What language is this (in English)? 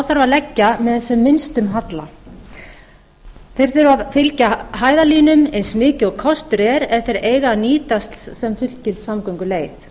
Icelandic